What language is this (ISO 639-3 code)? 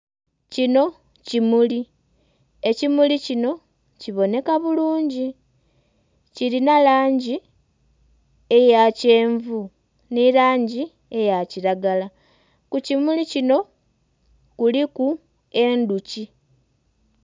xog